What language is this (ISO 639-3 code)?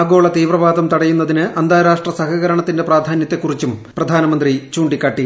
mal